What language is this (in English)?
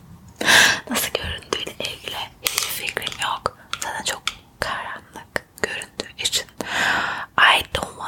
Turkish